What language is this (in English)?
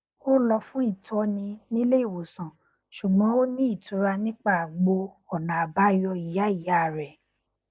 Yoruba